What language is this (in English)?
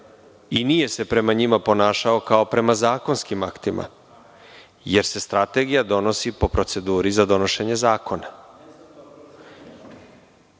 Serbian